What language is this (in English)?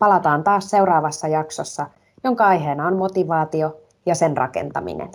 Finnish